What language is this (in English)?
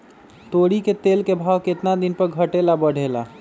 Magahi